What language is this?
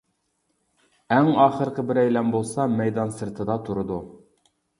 Uyghur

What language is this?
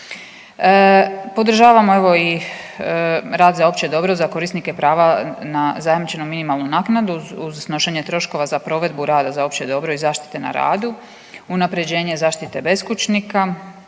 Croatian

